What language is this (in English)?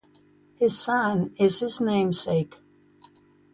English